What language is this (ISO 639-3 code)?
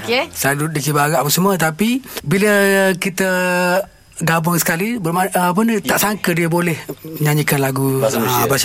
msa